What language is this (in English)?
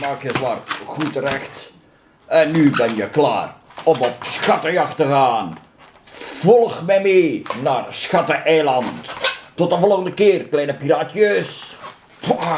Dutch